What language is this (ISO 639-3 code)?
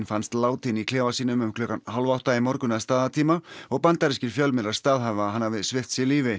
isl